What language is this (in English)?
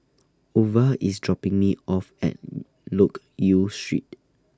English